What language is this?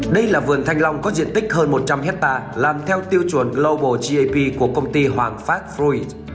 Vietnamese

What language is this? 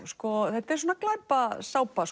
Icelandic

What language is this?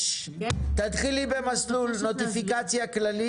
Hebrew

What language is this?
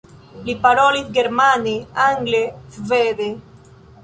Esperanto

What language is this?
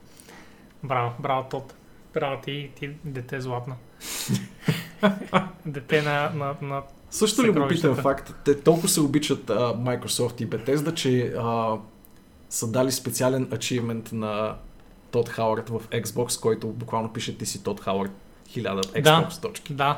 Bulgarian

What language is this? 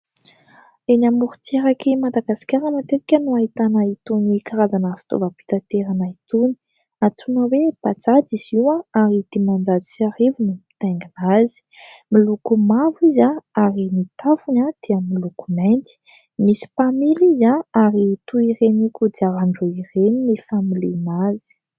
Malagasy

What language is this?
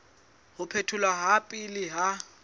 Southern Sotho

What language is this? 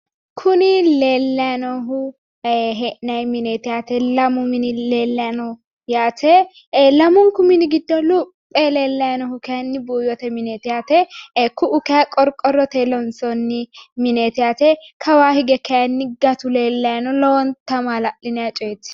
Sidamo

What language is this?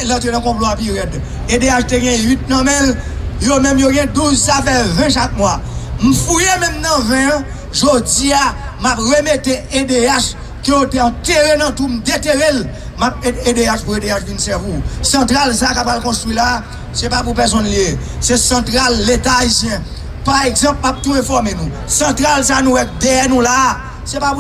French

